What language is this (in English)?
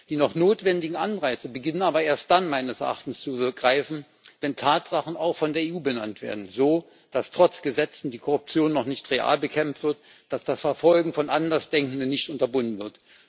German